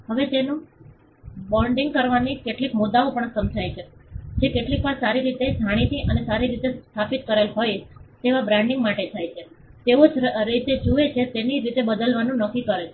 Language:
Gujarati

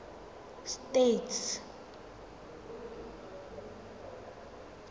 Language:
Tswana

